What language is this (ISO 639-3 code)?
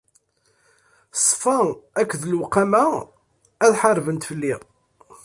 kab